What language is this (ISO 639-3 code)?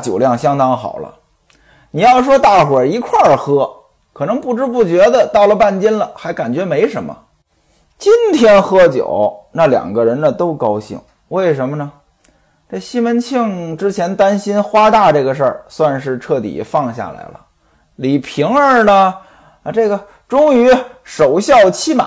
zho